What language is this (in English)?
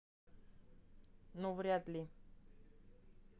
Russian